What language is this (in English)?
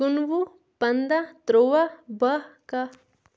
Kashmiri